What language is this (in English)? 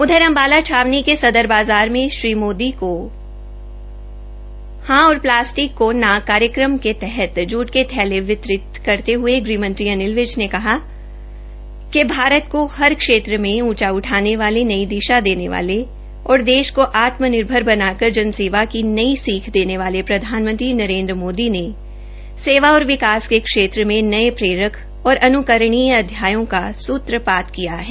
Hindi